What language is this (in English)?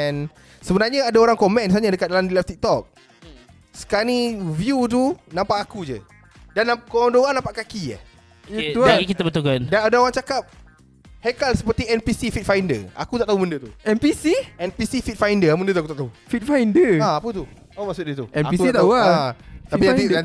Malay